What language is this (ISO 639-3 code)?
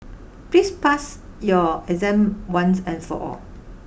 eng